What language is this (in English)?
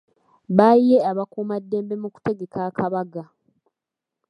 Ganda